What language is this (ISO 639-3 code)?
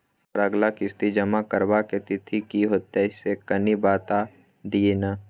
mai